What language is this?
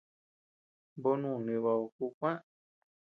Tepeuxila Cuicatec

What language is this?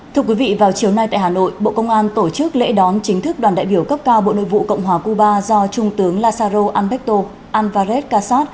Vietnamese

